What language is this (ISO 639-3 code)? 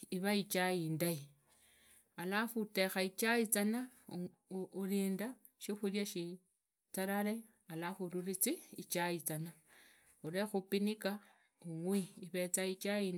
ida